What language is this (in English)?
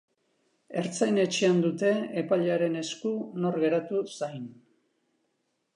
Basque